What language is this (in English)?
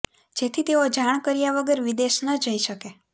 Gujarati